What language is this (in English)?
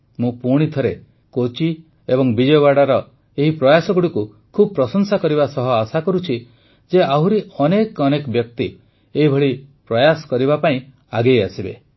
Odia